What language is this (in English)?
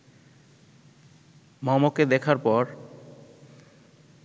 Bangla